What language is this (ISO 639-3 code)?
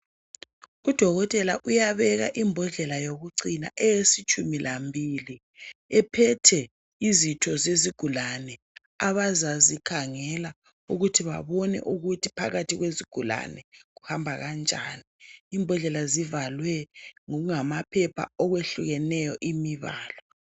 nde